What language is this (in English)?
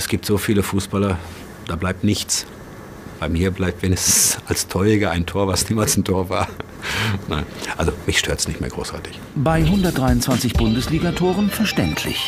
German